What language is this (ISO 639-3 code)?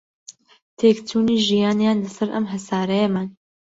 ckb